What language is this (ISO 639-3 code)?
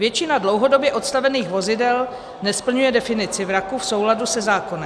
ces